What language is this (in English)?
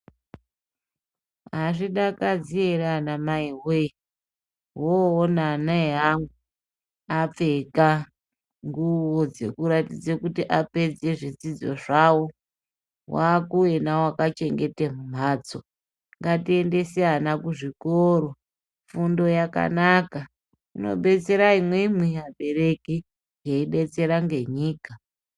Ndau